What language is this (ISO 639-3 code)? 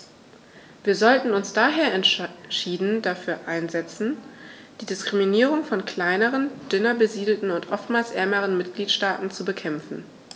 deu